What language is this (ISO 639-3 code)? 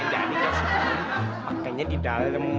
ind